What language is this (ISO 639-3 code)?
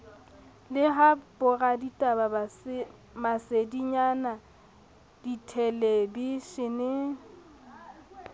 sot